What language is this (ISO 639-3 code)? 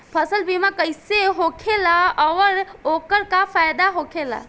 bho